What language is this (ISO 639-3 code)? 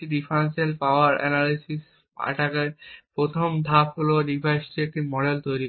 ben